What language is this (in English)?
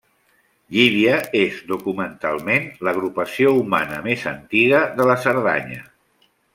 Catalan